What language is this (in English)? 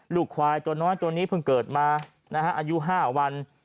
Thai